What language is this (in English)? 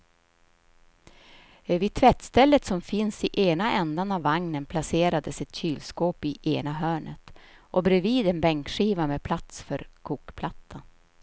Swedish